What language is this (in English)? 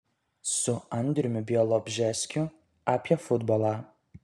Lithuanian